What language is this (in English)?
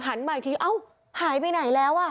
Thai